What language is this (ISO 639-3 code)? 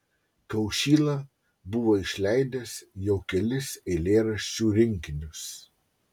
lit